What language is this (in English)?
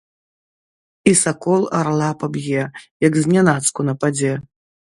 Belarusian